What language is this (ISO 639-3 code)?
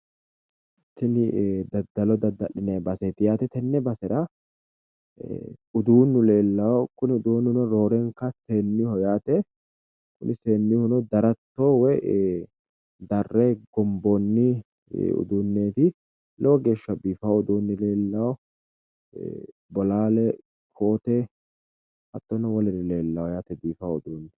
sid